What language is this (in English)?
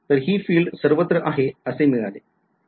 Marathi